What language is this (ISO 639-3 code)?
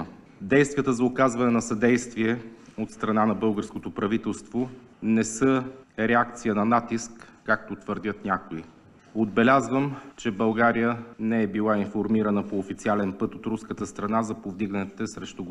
bul